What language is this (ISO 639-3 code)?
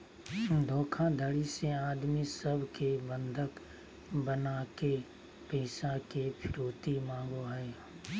mag